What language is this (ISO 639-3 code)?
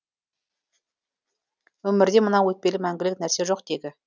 kaz